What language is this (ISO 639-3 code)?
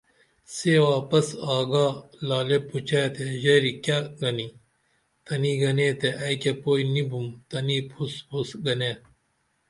dml